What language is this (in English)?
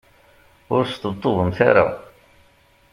Kabyle